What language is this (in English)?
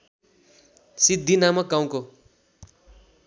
Nepali